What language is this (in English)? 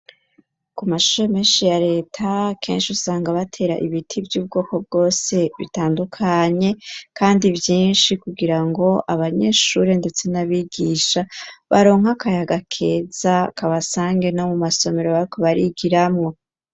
Rundi